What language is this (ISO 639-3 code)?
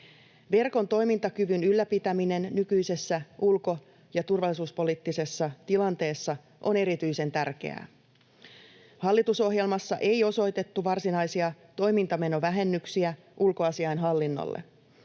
fin